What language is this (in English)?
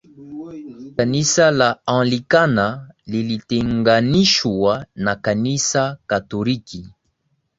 Swahili